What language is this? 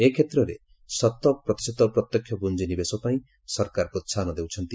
Odia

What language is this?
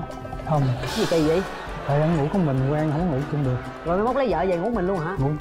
Vietnamese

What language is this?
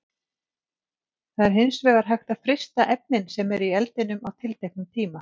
Icelandic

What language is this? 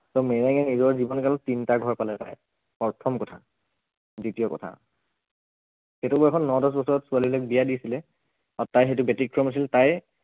Assamese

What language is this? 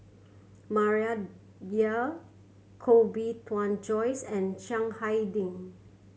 English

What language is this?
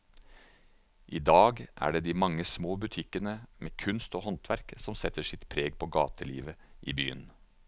Norwegian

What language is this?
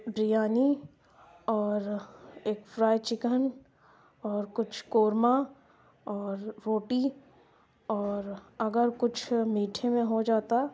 Urdu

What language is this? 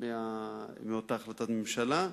Hebrew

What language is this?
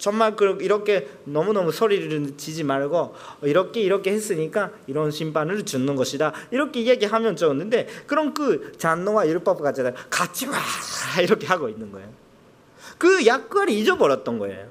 Korean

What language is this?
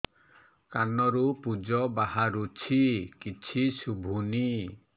Odia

